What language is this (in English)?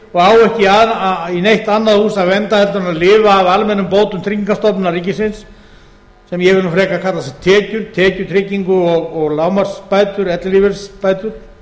Icelandic